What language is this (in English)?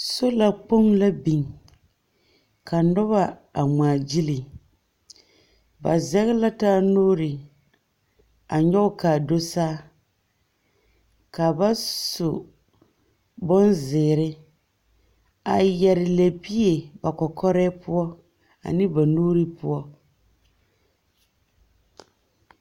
Southern Dagaare